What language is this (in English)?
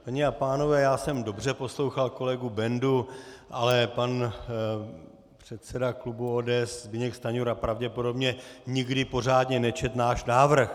Czech